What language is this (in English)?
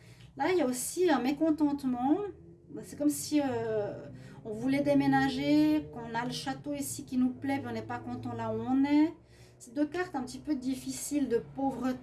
French